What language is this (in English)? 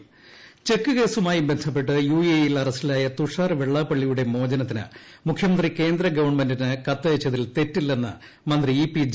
Malayalam